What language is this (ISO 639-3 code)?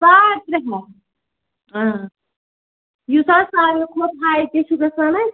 kas